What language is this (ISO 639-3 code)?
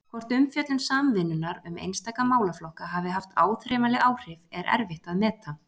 isl